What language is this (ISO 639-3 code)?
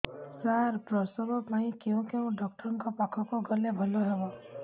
ori